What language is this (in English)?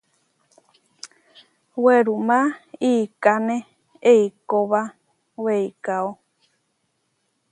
Huarijio